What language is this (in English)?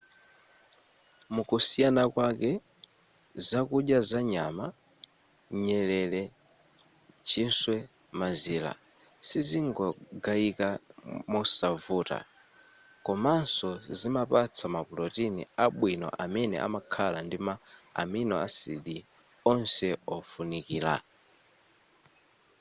Nyanja